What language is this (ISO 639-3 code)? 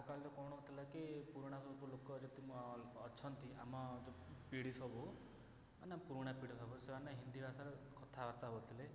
ori